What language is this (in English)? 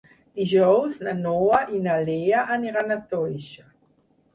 Catalan